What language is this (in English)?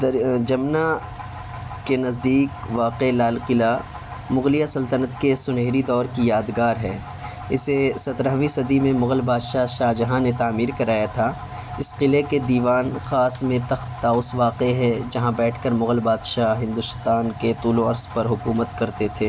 Urdu